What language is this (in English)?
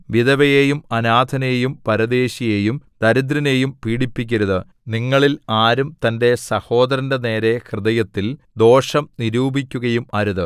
Malayalam